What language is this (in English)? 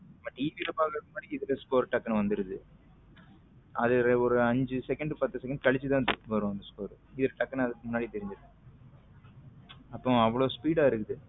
Tamil